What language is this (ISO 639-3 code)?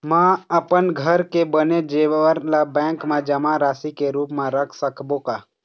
hne